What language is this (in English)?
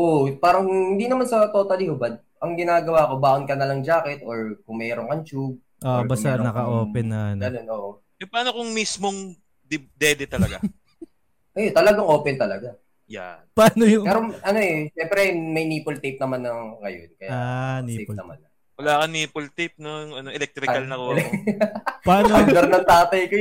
Filipino